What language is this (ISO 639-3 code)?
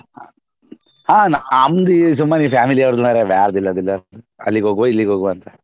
kan